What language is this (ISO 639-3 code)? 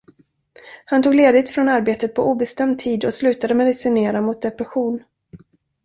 swe